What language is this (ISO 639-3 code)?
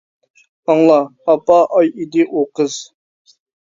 uig